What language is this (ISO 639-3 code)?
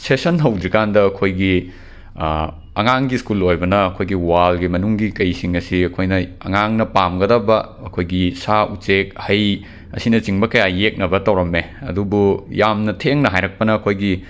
mni